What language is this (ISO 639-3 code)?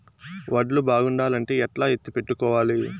tel